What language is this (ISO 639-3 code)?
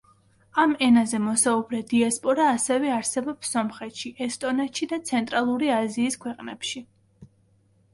kat